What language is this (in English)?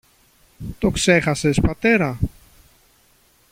Greek